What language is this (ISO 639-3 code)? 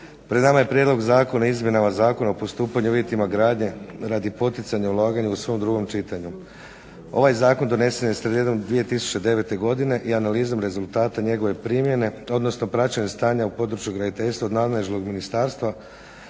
hrv